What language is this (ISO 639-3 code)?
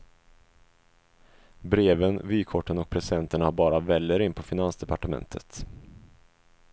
swe